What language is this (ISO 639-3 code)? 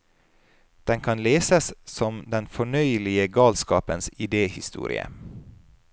nor